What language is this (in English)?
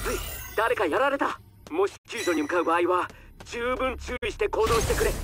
Japanese